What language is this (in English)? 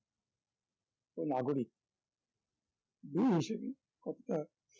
Bangla